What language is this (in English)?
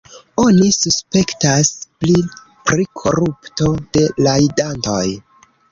Esperanto